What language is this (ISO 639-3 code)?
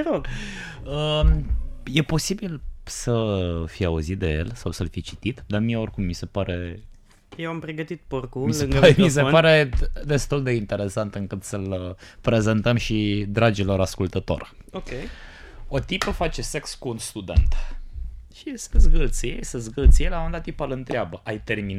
ron